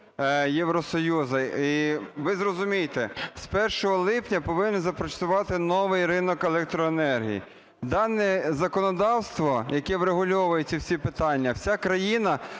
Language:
Ukrainian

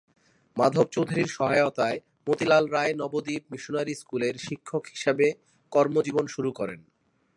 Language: Bangla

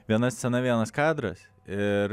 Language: Lithuanian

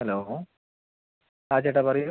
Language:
Malayalam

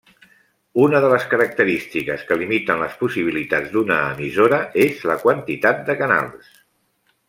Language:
Catalan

